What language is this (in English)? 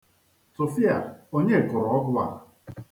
Igbo